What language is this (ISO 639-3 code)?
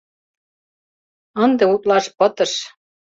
chm